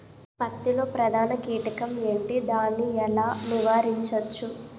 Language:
Telugu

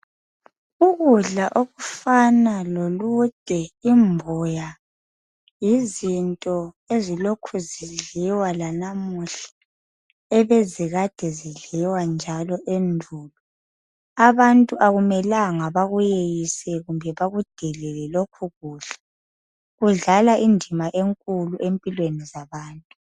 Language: North Ndebele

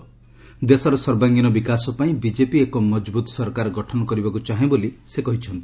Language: Odia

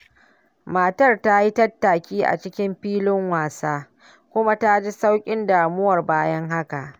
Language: Hausa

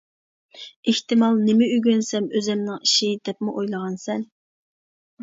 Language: Uyghur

